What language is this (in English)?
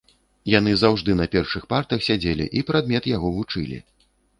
Belarusian